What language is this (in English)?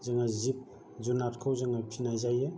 Bodo